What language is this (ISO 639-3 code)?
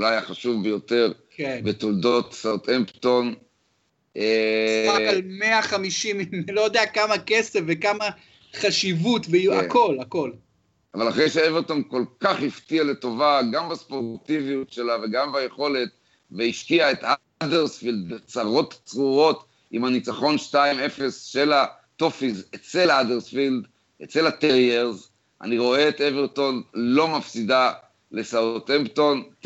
heb